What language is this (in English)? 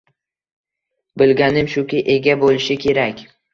Uzbek